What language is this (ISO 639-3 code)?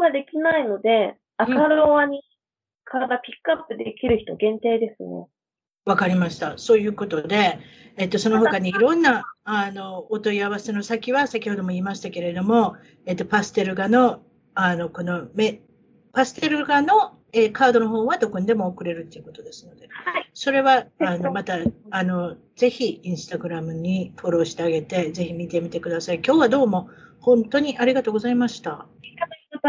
jpn